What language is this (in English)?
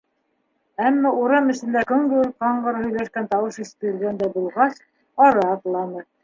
Bashkir